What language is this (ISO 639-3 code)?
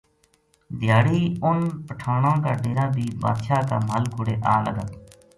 gju